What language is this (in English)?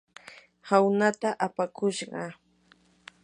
Yanahuanca Pasco Quechua